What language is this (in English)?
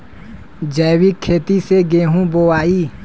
Bhojpuri